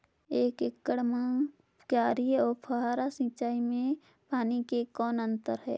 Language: Chhattisgarhi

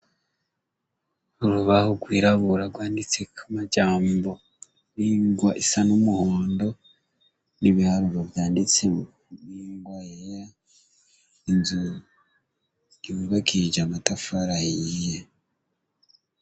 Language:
Rundi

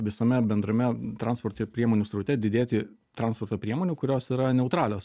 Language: Lithuanian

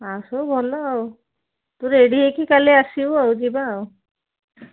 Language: Odia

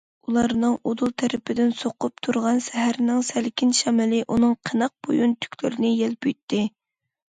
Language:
Uyghur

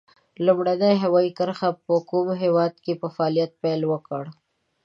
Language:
Pashto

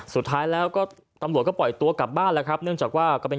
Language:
Thai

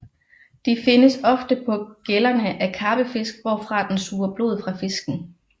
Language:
Danish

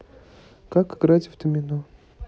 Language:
Russian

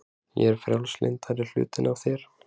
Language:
Icelandic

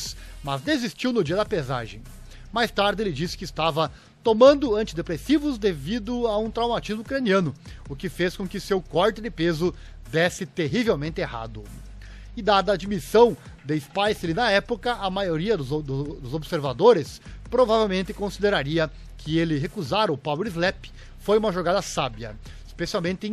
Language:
Portuguese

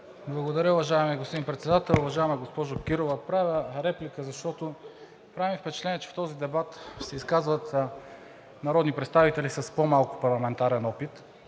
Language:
Bulgarian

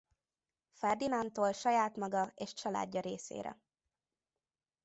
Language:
Hungarian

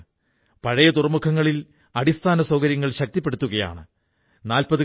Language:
Malayalam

